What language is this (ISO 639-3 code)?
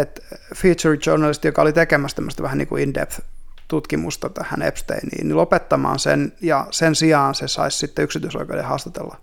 fin